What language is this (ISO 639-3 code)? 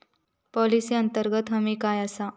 mar